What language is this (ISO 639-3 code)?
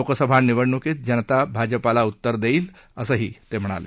mar